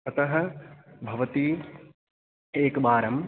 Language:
Sanskrit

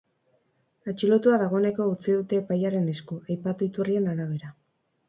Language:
Basque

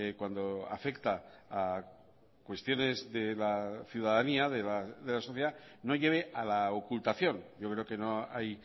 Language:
Spanish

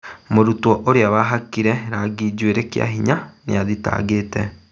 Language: Kikuyu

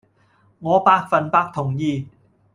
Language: Cantonese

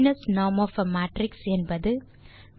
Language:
Tamil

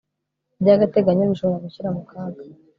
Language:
Kinyarwanda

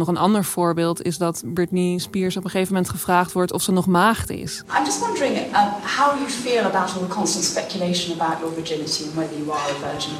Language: Dutch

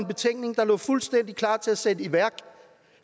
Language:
Danish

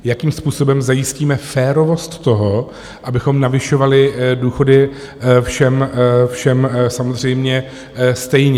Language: Czech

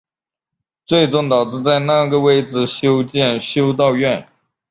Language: Chinese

